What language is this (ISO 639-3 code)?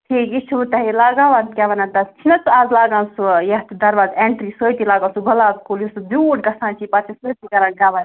kas